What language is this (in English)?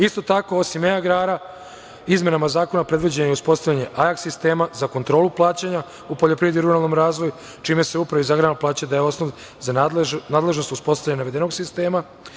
Serbian